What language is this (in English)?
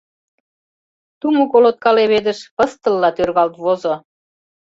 Mari